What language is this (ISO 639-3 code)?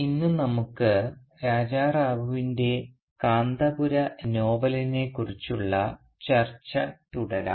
mal